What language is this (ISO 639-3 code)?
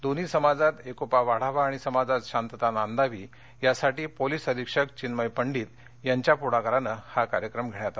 mar